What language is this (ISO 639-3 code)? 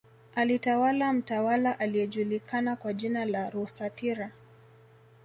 swa